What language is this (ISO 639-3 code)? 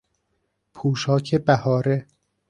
fas